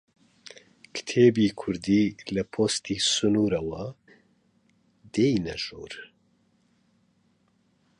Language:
Central Kurdish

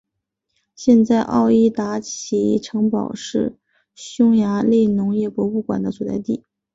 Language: Chinese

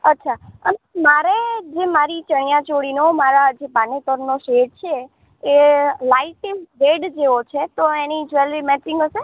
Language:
Gujarati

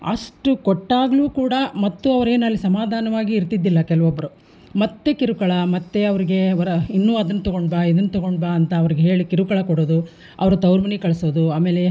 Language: Kannada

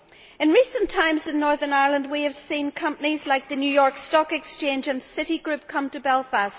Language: English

